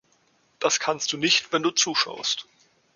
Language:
German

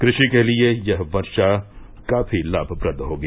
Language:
Hindi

